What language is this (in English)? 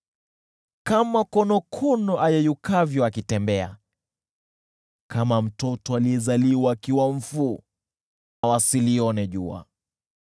Swahili